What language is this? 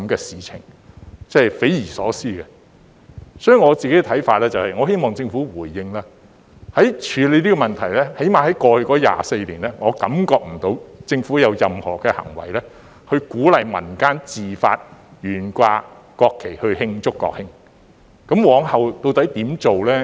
Cantonese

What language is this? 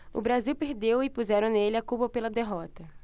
Portuguese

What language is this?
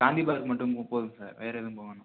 Tamil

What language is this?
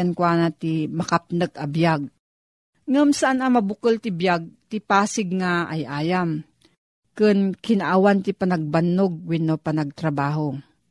Filipino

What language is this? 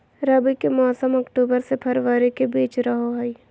Magahi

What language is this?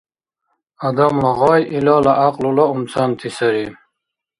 Dargwa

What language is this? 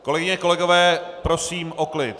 Czech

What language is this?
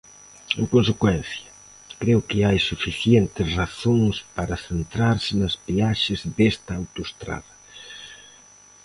Galician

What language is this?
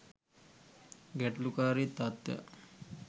Sinhala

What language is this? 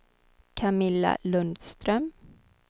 Swedish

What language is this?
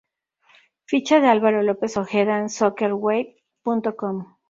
Spanish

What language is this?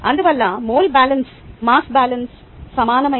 Telugu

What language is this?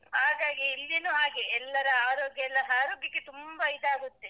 Kannada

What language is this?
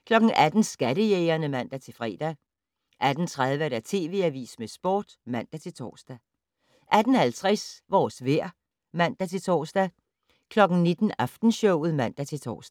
Danish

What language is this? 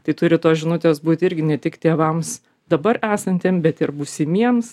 Lithuanian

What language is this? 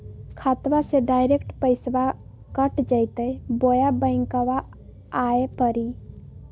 Magahi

